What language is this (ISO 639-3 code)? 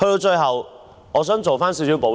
yue